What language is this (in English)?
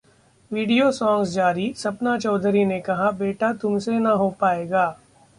Hindi